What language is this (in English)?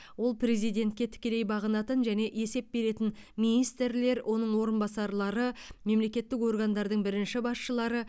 Kazakh